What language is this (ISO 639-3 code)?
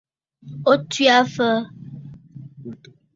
bfd